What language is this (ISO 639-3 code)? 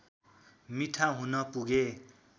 nep